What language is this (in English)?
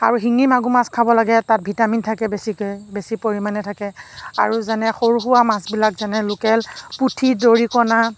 Assamese